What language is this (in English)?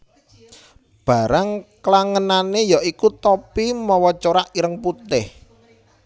Javanese